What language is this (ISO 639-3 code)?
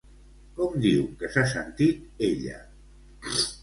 cat